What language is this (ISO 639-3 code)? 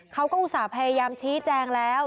tha